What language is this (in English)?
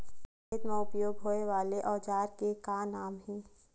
Chhattisgarhi